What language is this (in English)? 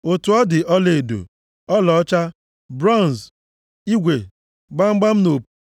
Igbo